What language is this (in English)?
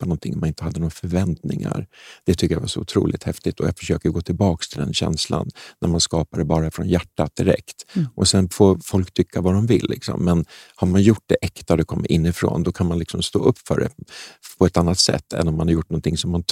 Swedish